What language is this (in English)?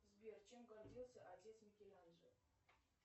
Russian